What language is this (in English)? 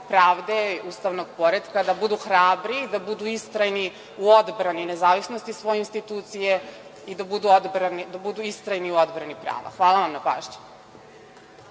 Serbian